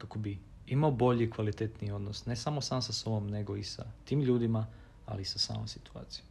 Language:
Croatian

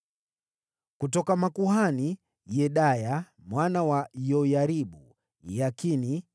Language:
Swahili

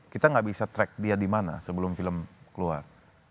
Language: Indonesian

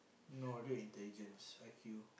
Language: English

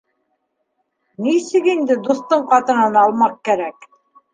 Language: Bashkir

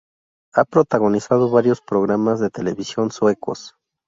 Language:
Spanish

